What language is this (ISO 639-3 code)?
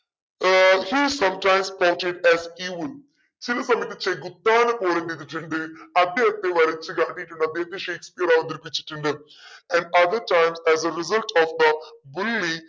mal